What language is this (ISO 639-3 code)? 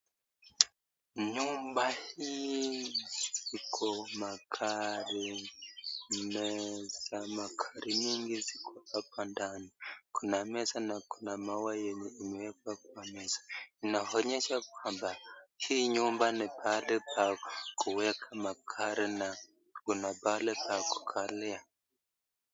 swa